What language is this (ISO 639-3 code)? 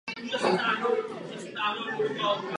ces